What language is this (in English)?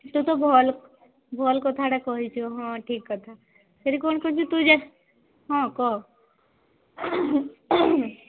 Odia